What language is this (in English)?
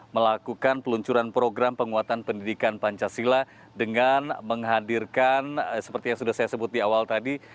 Indonesian